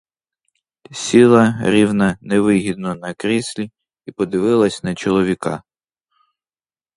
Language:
Ukrainian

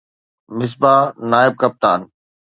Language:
Sindhi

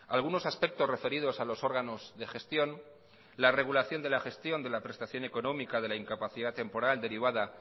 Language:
Spanish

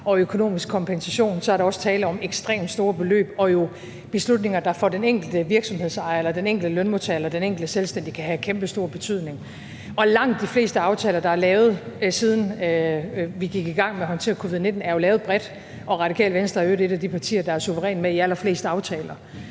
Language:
Danish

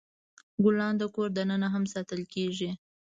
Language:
Pashto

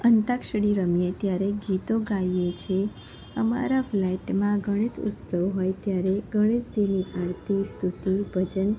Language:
Gujarati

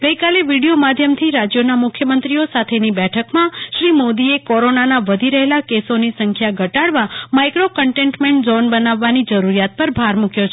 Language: Gujarati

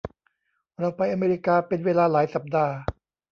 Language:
Thai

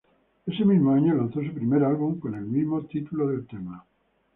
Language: Spanish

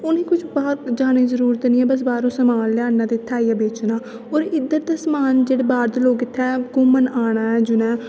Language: Dogri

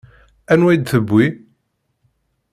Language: Kabyle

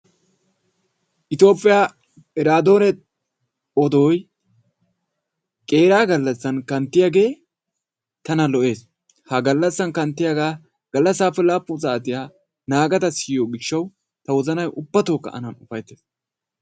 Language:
Wolaytta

